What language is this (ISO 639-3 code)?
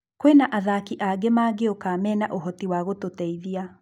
kik